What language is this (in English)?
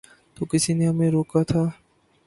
Urdu